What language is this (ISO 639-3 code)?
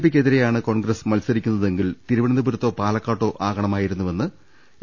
mal